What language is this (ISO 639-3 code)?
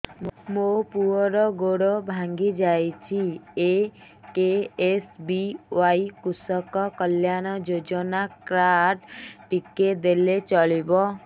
ori